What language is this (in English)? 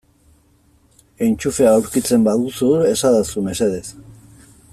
Basque